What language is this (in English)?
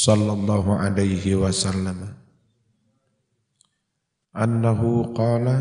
Indonesian